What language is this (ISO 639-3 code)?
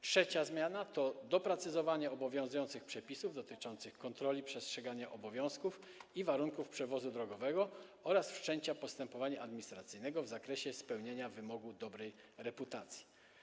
pol